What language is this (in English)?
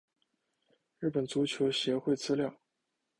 Chinese